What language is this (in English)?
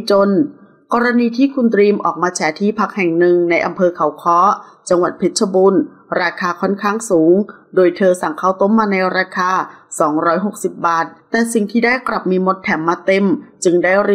Thai